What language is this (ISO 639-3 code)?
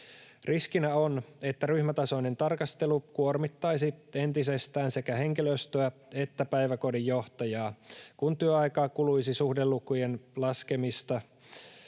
fin